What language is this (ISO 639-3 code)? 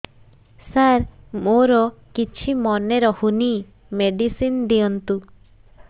ori